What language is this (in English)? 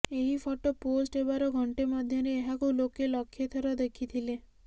Odia